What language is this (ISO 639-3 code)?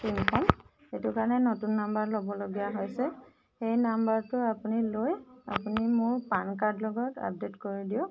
asm